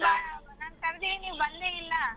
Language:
Kannada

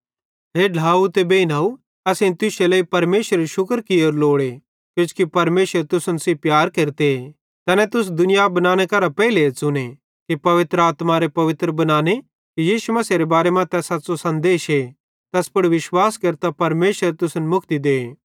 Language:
Bhadrawahi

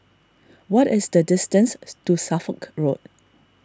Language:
English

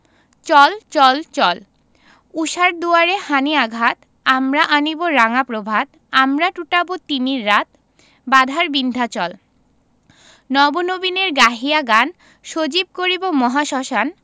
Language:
Bangla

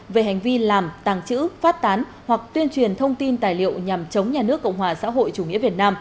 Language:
Vietnamese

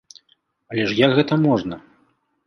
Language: Belarusian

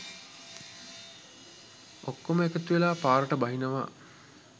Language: Sinhala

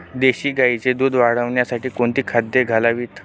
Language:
Marathi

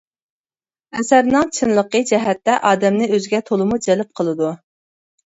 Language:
Uyghur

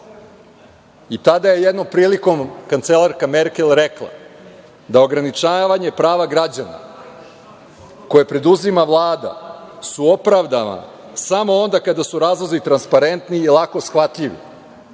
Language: Serbian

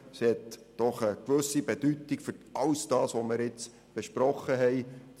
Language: Swiss German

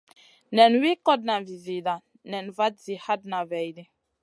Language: Masana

